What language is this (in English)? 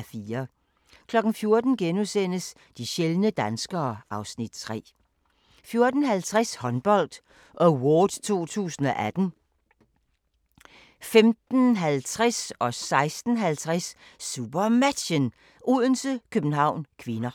Danish